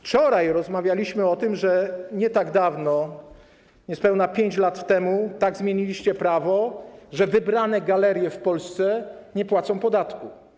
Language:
Polish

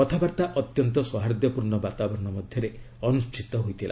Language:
Odia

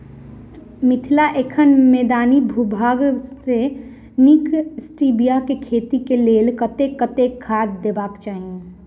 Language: Maithili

